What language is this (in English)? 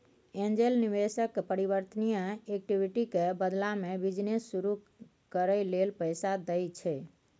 Maithili